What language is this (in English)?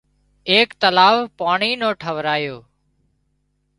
Wadiyara Koli